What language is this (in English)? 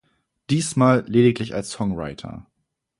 German